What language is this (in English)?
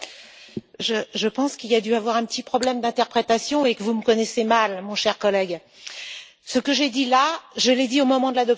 French